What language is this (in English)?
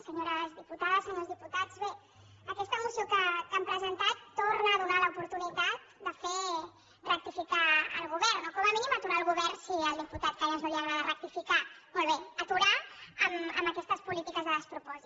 Catalan